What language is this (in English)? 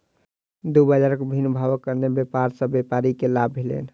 Maithili